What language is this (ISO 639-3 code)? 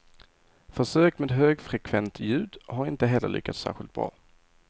swe